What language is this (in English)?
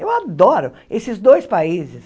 Portuguese